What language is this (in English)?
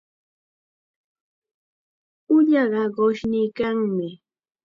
Chiquián Ancash Quechua